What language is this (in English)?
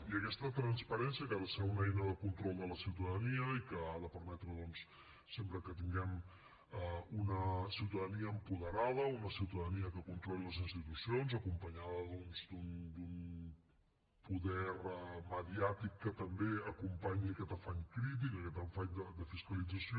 Catalan